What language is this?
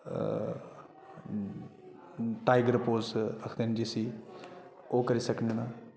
Dogri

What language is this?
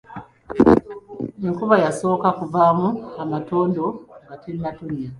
Ganda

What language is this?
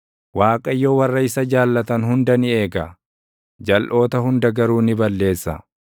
Oromo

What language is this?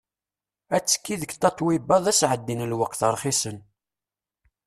Kabyle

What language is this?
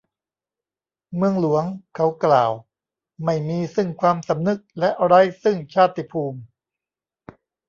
Thai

